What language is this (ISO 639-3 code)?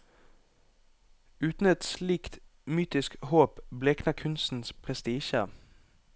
nor